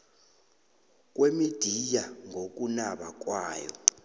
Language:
South Ndebele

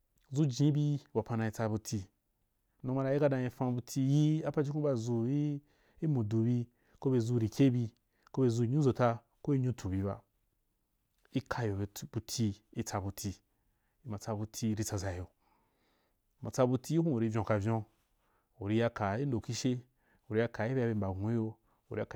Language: Wapan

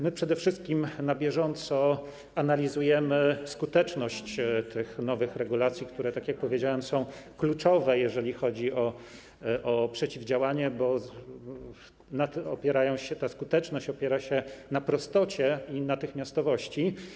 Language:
Polish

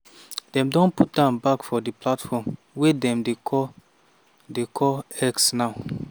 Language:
Nigerian Pidgin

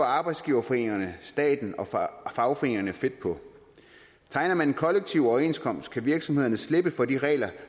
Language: Danish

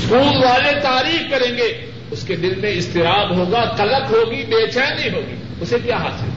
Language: Urdu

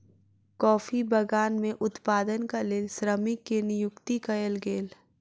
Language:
Maithili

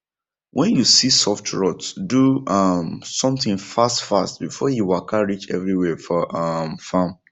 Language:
Nigerian Pidgin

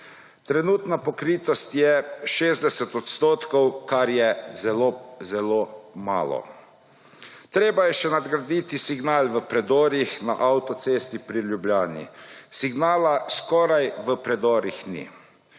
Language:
Slovenian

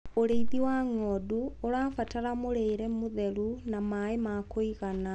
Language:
Kikuyu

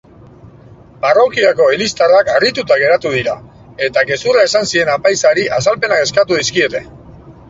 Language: Basque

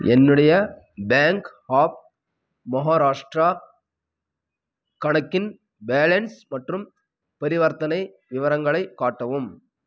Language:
Tamil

